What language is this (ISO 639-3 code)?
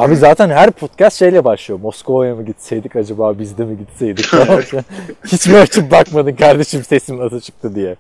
tur